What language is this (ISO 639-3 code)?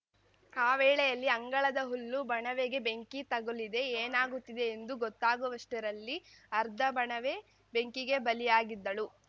kan